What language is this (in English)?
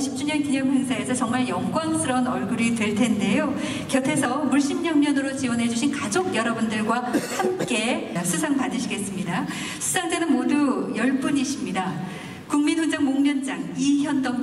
Korean